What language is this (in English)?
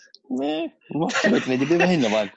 Welsh